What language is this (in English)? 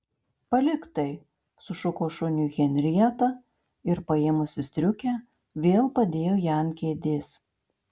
Lithuanian